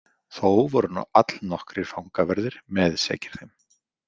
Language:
Icelandic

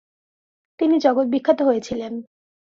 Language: Bangla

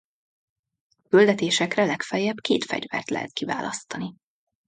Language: Hungarian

